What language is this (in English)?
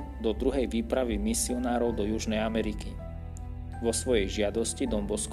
Slovak